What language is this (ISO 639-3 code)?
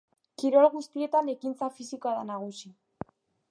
eus